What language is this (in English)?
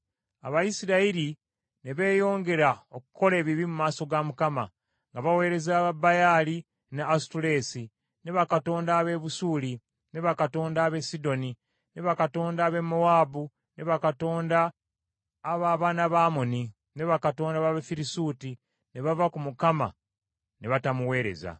Ganda